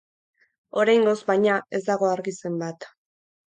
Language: Basque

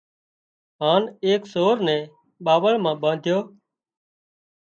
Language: Wadiyara Koli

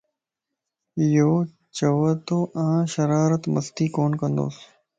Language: Lasi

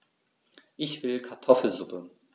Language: German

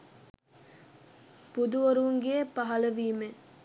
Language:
Sinhala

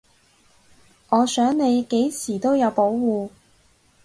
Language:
Cantonese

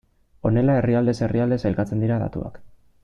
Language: Basque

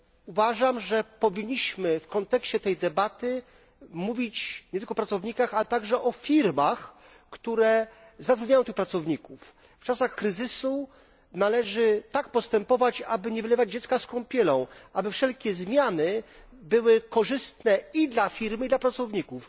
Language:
Polish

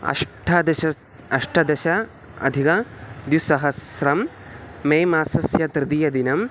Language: Sanskrit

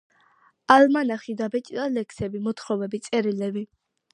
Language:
Georgian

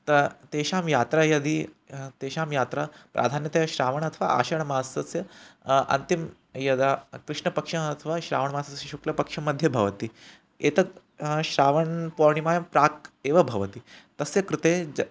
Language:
Sanskrit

